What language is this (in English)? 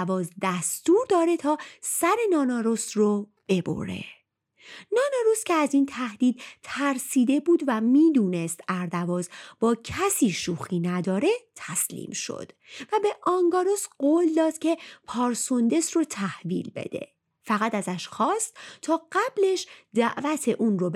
Persian